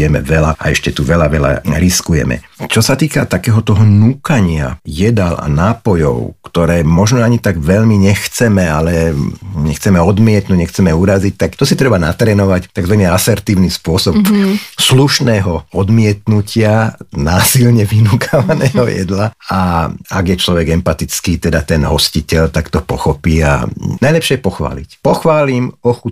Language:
Slovak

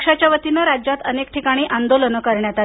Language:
Marathi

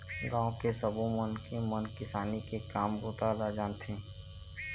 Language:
Chhattisgarhi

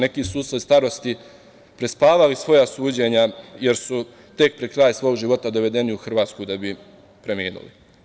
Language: Serbian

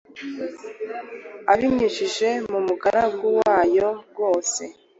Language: Kinyarwanda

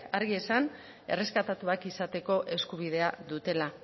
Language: Basque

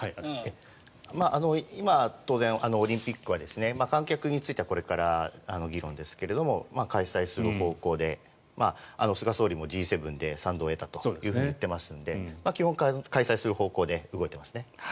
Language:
Japanese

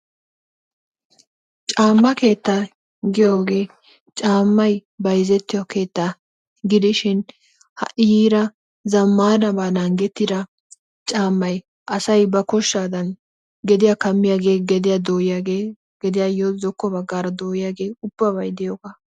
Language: Wolaytta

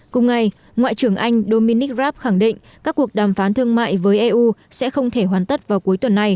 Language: Vietnamese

